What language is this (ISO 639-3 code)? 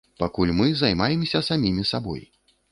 bel